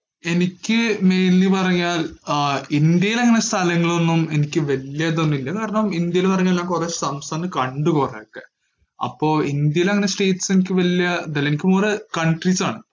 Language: Malayalam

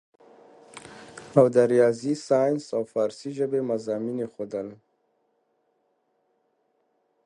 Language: Pashto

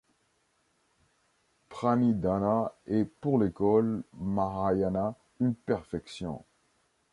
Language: French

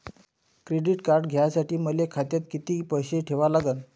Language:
Marathi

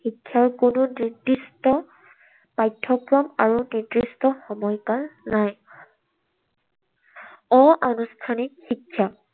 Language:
Assamese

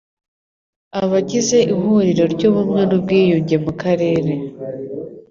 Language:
Kinyarwanda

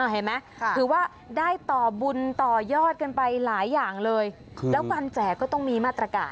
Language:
Thai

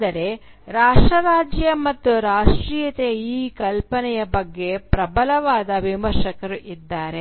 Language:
Kannada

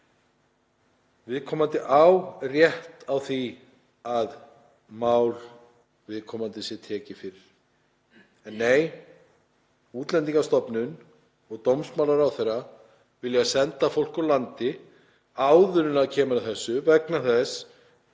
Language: Icelandic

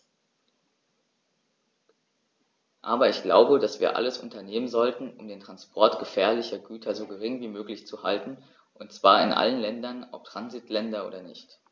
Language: German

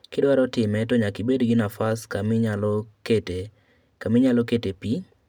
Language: Luo (Kenya and Tanzania)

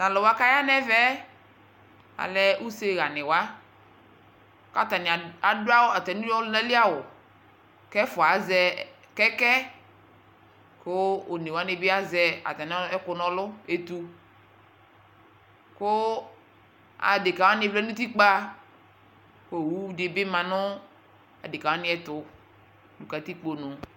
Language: Ikposo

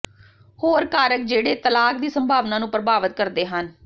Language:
Punjabi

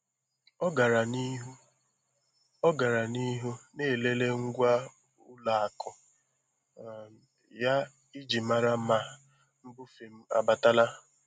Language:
Igbo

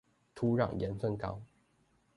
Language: Chinese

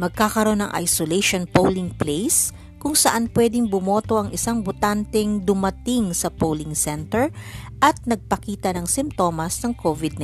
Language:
Filipino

